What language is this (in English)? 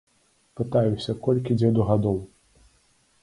Belarusian